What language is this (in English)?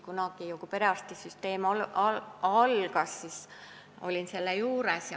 Estonian